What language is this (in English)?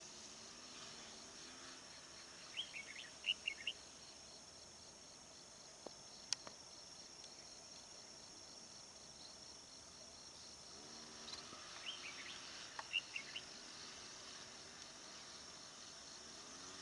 Vietnamese